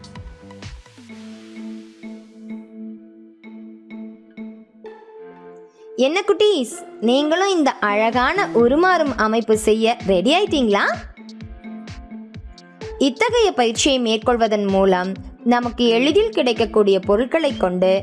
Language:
English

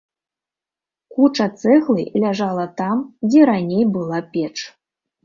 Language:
Belarusian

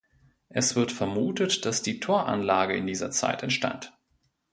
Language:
German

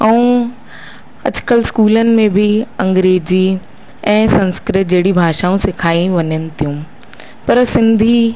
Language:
Sindhi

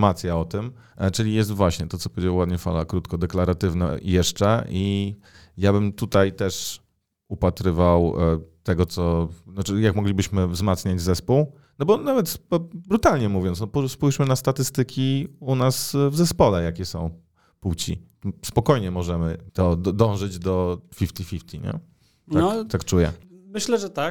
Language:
Polish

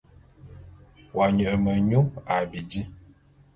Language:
Bulu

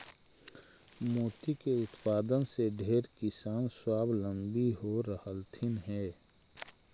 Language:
Magahi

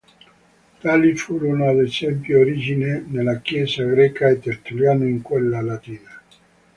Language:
Italian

